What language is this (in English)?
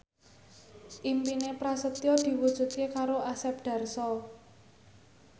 Javanese